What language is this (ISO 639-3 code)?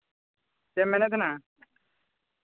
sat